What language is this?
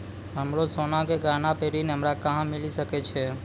Maithili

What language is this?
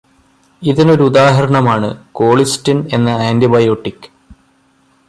Malayalam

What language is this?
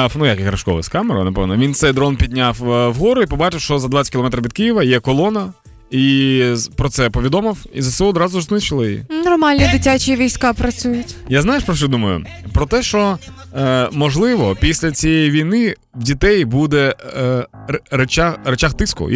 Ukrainian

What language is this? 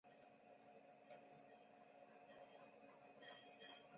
Chinese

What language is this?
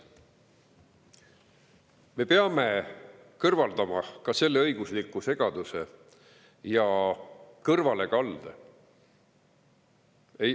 Estonian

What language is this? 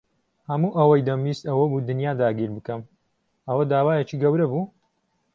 Central Kurdish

